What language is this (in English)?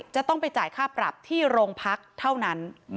Thai